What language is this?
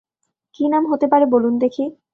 Bangla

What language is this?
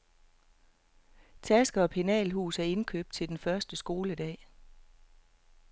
Danish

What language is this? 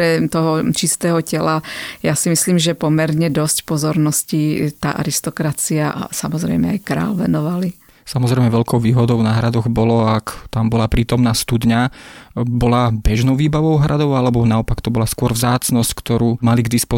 Slovak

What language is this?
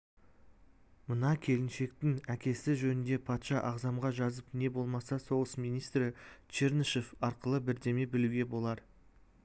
Kazakh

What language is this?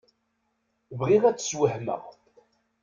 Kabyle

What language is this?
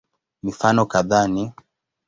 Swahili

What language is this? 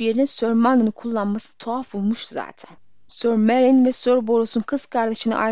Turkish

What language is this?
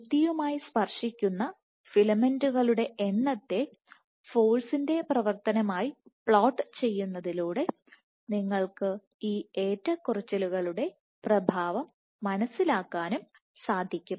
Malayalam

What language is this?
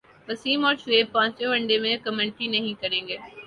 Urdu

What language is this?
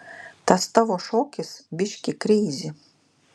Lithuanian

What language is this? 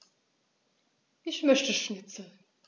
German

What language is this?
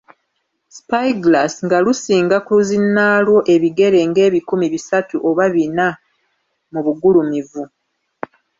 Ganda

